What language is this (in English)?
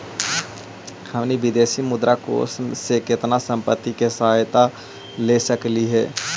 Magahi